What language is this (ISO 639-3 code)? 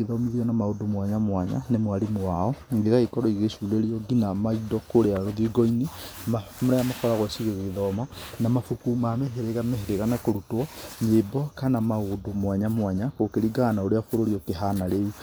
kik